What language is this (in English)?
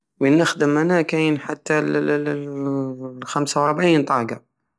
Algerian Saharan Arabic